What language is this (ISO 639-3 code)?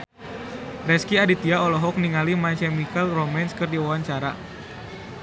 sun